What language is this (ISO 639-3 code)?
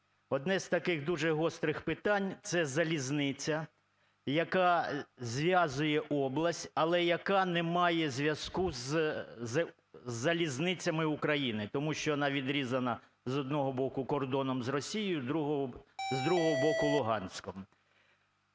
ukr